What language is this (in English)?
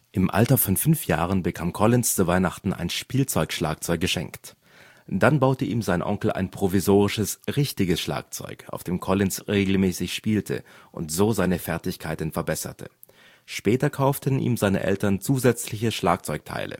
German